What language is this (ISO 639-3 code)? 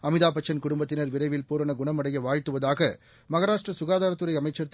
tam